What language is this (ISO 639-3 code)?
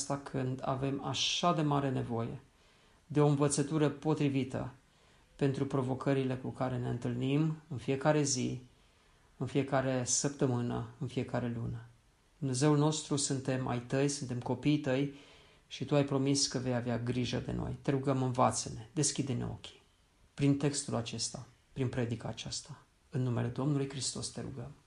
ron